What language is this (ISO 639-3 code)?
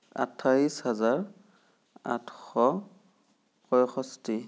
asm